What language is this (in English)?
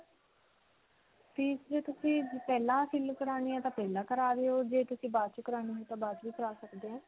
Punjabi